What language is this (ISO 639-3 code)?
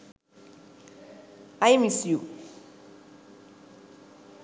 sin